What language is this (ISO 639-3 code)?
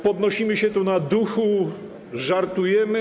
pol